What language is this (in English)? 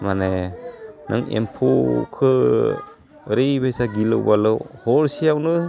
Bodo